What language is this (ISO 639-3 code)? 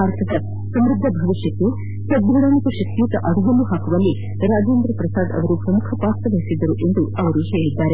kan